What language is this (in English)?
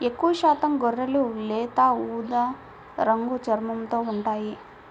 Telugu